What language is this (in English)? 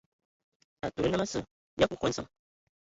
Ewondo